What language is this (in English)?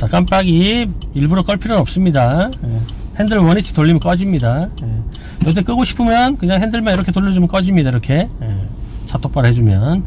Korean